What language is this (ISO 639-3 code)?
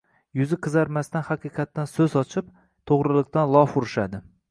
uzb